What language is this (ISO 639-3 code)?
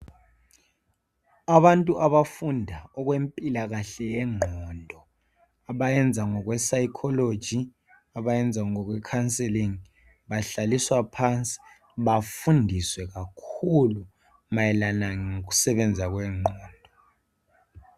nde